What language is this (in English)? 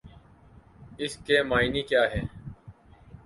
Urdu